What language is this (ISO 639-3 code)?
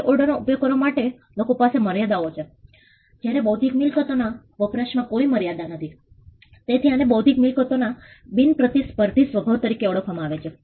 guj